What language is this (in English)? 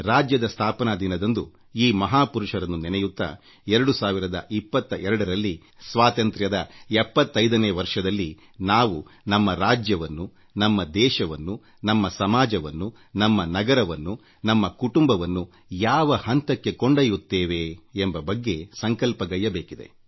Kannada